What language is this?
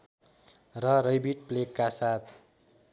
Nepali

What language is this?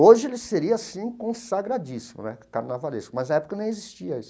Portuguese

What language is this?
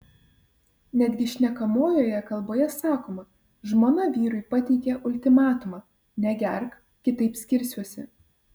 Lithuanian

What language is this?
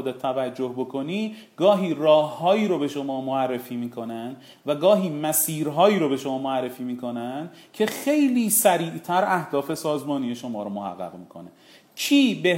Persian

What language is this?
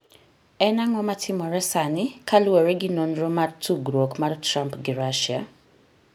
Luo (Kenya and Tanzania)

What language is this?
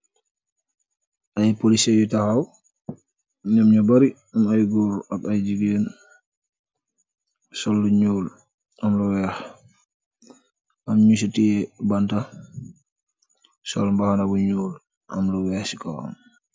Wolof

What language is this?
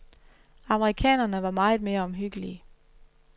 Danish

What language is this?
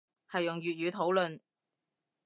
Cantonese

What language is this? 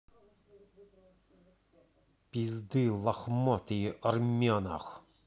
Russian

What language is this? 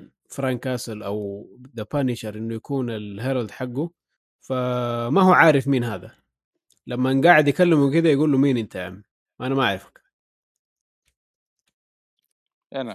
Arabic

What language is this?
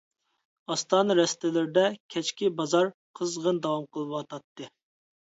Uyghur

